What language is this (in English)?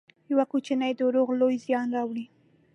Pashto